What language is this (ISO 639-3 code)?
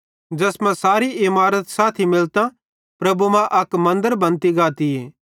bhd